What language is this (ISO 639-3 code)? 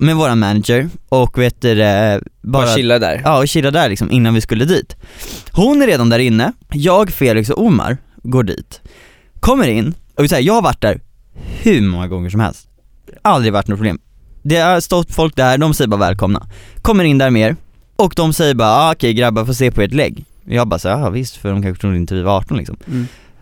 swe